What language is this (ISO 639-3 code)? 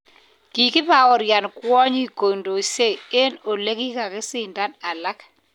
kln